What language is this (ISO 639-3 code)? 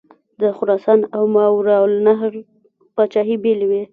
pus